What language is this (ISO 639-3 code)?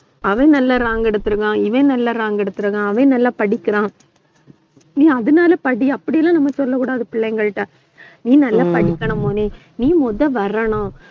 tam